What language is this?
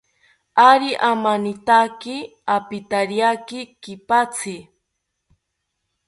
South Ucayali Ashéninka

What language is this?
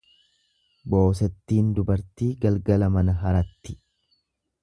Oromo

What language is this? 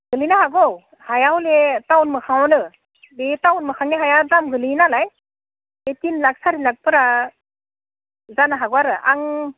Bodo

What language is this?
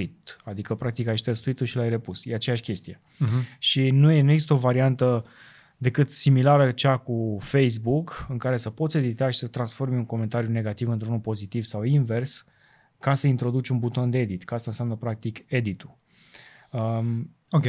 Romanian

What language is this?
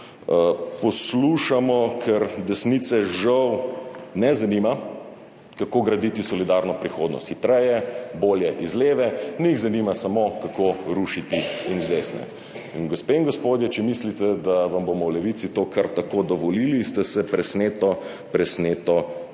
Slovenian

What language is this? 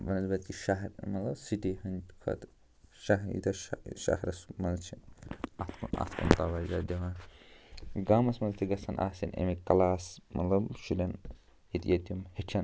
Kashmiri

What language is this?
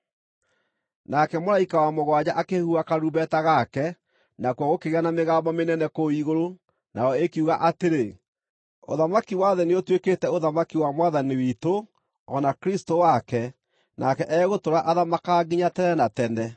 Kikuyu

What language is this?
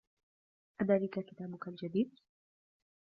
Arabic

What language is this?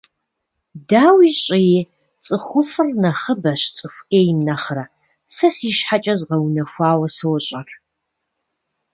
Kabardian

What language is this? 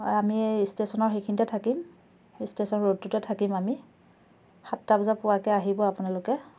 Assamese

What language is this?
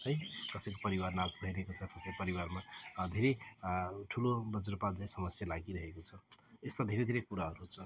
Nepali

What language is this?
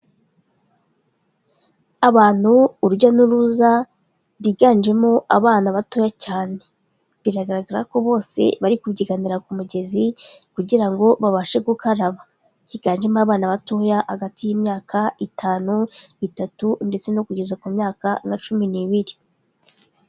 Kinyarwanda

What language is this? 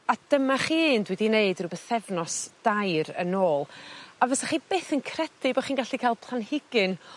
Welsh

